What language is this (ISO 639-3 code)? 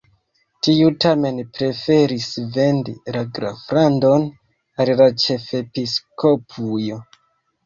epo